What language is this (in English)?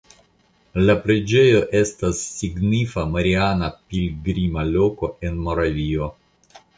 Esperanto